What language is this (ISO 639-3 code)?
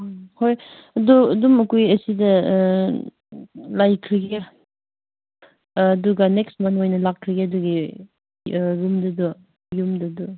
mni